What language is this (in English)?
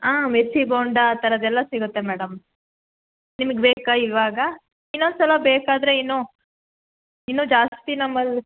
Kannada